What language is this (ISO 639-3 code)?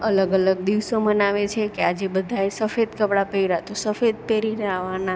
guj